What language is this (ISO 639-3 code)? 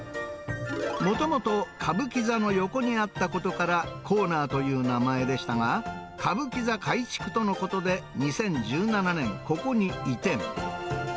jpn